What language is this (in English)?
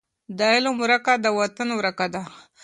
Pashto